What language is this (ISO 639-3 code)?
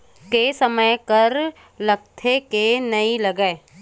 hne